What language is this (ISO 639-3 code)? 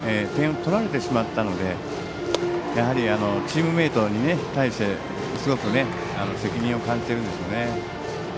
jpn